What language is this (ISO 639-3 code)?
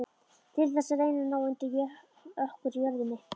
isl